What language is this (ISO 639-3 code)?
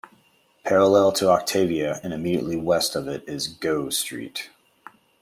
eng